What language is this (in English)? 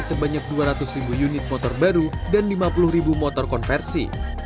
Indonesian